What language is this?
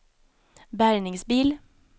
Swedish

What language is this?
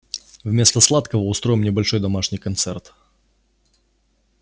Russian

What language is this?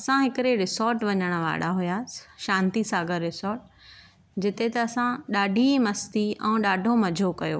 Sindhi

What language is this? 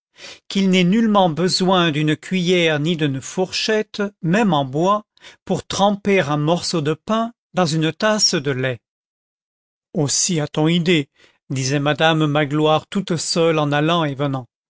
French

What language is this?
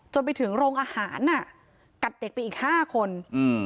Thai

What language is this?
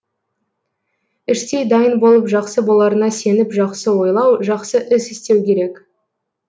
Kazakh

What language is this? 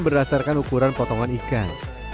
Indonesian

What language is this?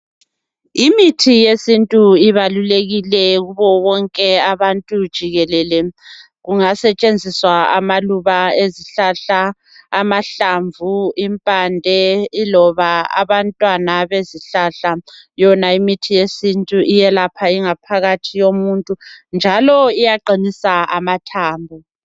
North Ndebele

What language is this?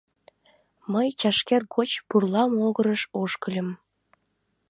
Mari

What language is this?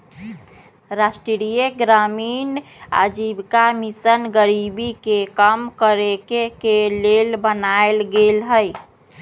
Magahi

